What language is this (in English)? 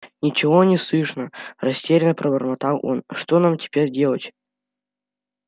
Russian